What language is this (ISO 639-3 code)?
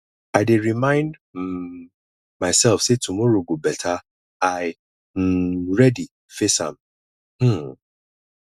pcm